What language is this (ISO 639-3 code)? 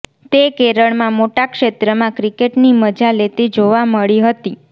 guj